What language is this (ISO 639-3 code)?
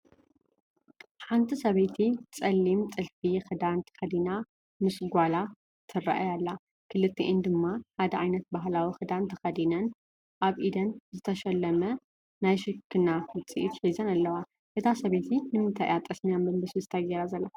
tir